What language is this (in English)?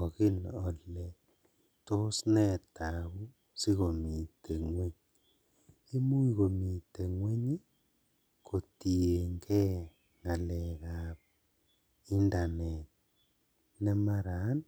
Kalenjin